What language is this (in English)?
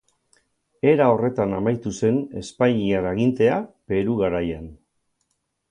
Basque